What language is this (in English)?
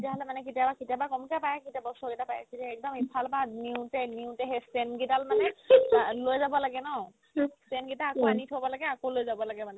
Assamese